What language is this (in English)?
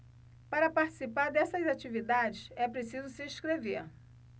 Portuguese